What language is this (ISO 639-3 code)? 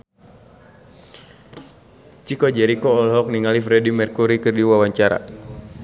sun